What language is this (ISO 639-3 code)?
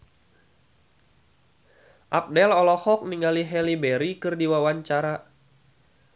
sun